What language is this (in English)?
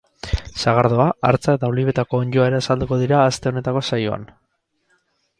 Basque